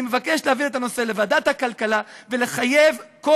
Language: Hebrew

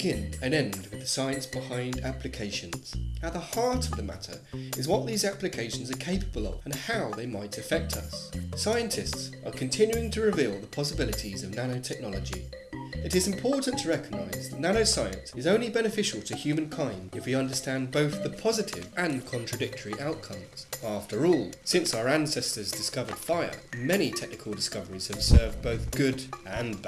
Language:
English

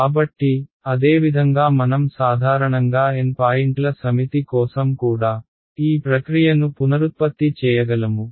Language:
Telugu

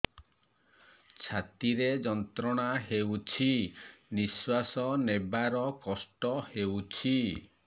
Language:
Odia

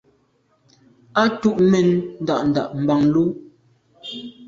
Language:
Medumba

